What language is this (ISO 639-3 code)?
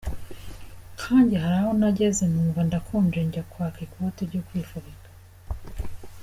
kin